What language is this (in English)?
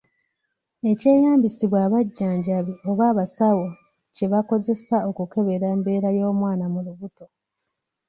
Ganda